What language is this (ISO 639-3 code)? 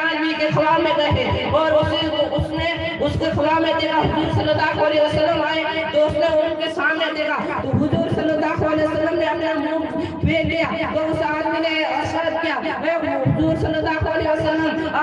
hin